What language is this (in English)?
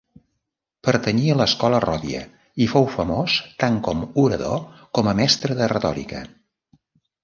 Catalan